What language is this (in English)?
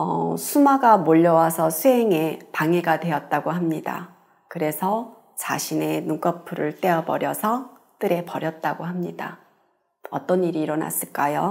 Korean